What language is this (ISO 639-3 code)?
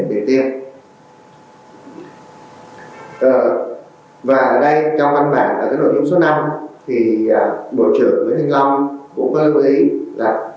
vie